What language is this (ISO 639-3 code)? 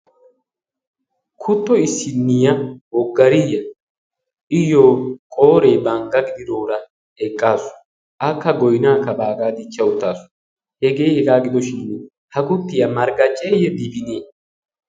wal